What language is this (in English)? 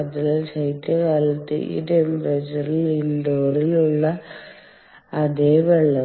Malayalam